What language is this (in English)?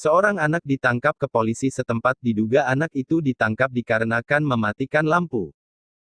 Indonesian